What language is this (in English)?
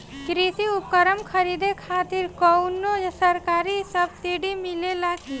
Bhojpuri